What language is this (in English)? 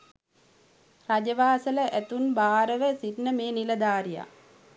Sinhala